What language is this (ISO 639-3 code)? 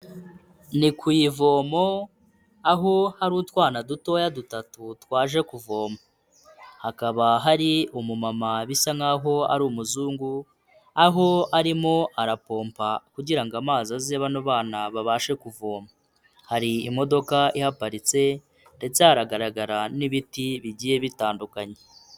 kin